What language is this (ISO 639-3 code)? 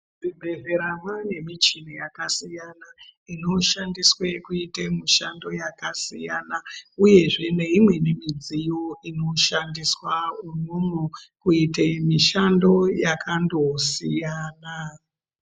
ndc